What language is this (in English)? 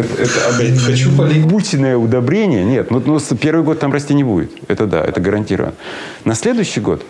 Russian